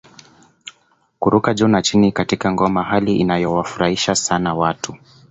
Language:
Swahili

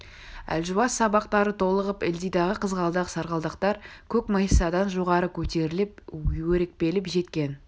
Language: Kazakh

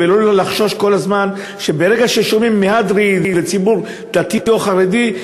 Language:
Hebrew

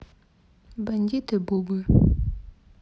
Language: Russian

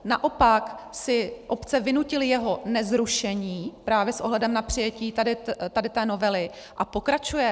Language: Czech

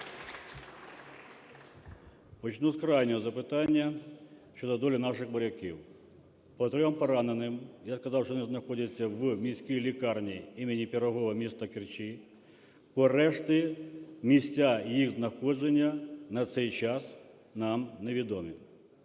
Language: Ukrainian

